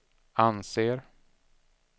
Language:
Swedish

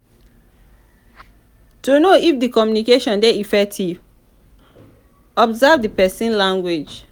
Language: Nigerian Pidgin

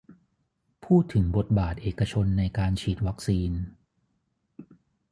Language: Thai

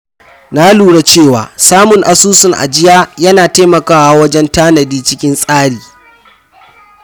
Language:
Hausa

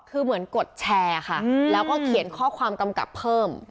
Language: Thai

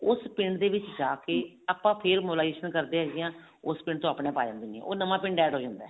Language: Punjabi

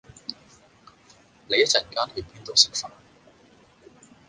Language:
Cantonese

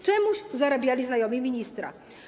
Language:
Polish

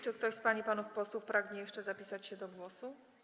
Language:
Polish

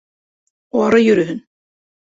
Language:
Bashkir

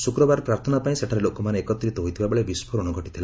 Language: Odia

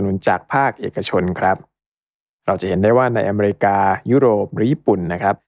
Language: Thai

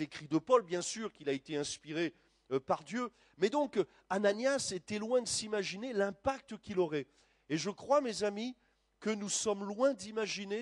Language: French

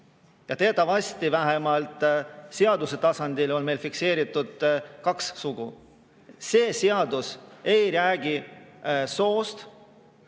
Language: Estonian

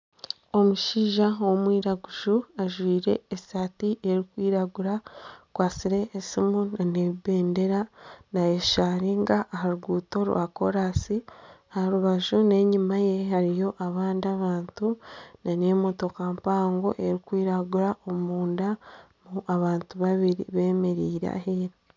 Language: Nyankole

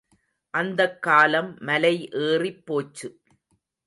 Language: Tamil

